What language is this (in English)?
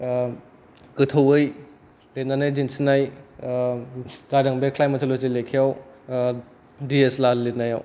Bodo